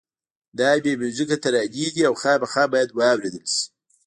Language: Pashto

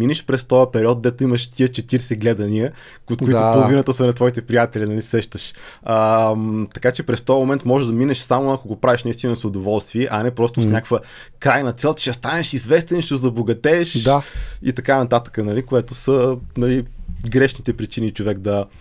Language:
Bulgarian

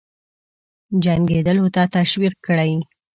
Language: Pashto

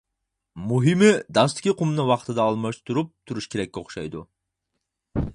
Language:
Uyghur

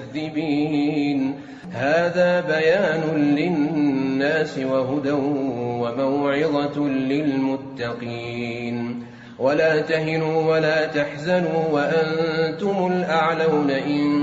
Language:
Arabic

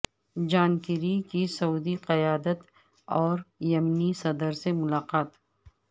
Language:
Urdu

